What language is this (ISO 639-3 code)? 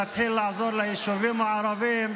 heb